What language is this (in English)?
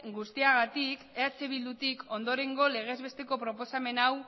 Basque